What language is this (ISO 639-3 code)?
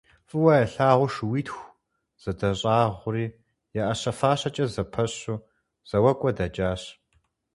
kbd